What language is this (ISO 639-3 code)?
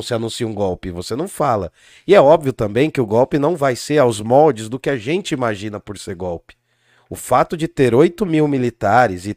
por